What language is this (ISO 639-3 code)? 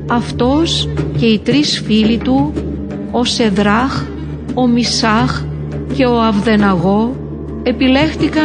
ell